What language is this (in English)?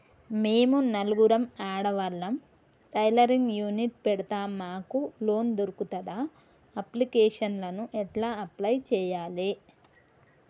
Telugu